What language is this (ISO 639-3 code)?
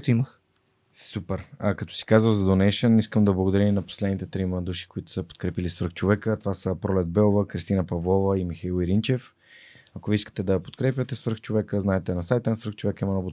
bul